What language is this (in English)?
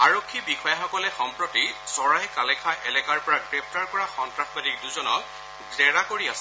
Assamese